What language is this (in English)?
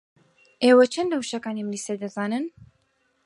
Central Kurdish